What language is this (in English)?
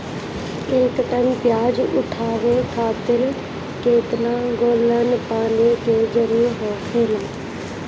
Bhojpuri